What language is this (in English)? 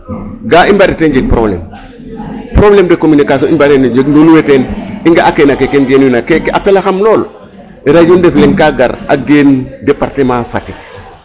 Serer